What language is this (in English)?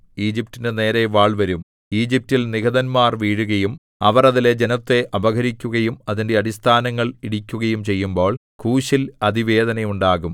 Malayalam